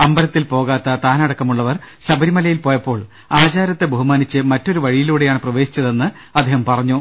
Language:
Malayalam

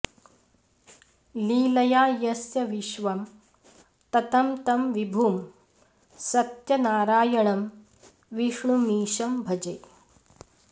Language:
Sanskrit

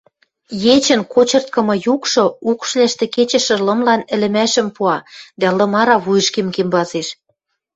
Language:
Western Mari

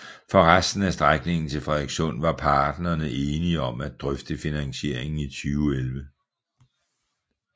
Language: Danish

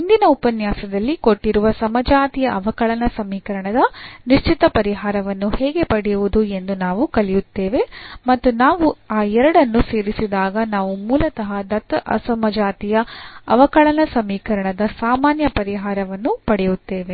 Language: Kannada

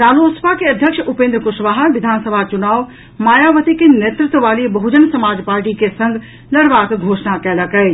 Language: Maithili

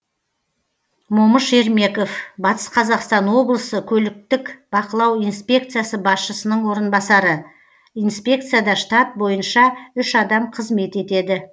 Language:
Kazakh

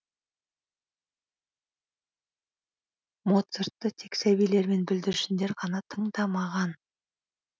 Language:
Kazakh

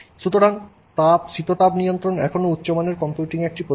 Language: Bangla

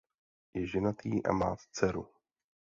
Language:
Czech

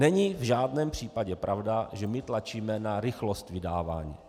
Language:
Czech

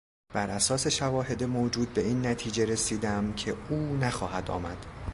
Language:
Persian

